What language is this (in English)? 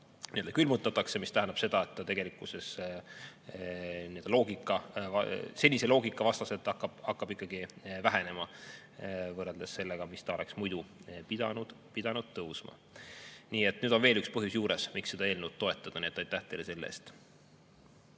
Estonian